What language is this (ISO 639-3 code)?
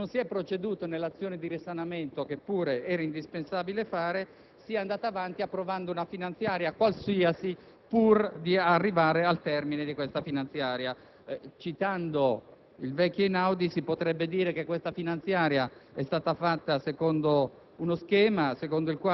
ita